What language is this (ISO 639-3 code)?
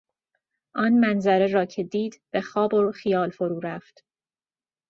fas